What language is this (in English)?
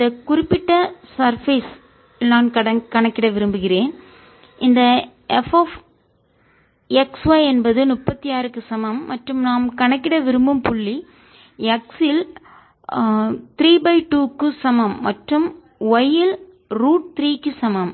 Tamil